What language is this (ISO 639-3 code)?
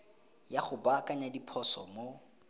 tsn